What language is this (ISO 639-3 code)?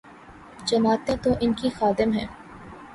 urd